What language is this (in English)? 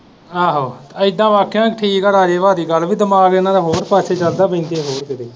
Punjabi